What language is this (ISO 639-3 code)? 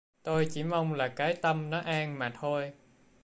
vie